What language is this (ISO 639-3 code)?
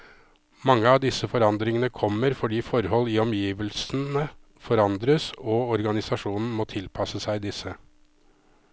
nor